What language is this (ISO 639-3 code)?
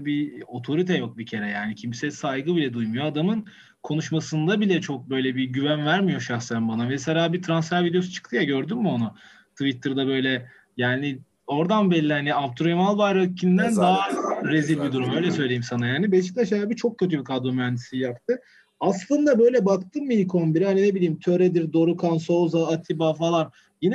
tur